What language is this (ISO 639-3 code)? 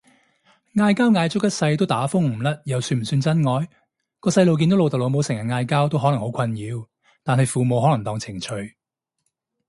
yue